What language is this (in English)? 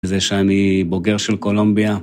Hebrew